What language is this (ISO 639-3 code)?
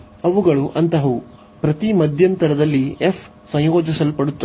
kan